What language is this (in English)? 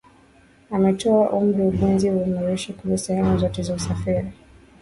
Swahili